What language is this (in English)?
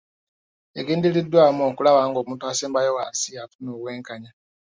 Ganda